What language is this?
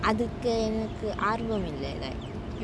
English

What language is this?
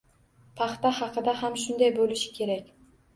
Uzbek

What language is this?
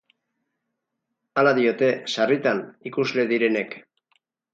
Basque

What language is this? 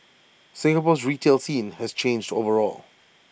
English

